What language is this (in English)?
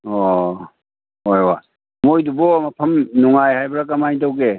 Manipuri